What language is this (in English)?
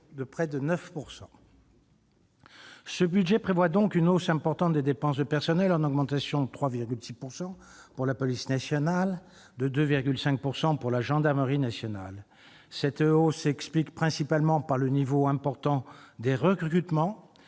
French